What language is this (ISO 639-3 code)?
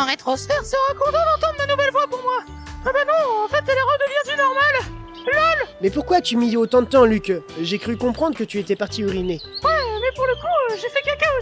fra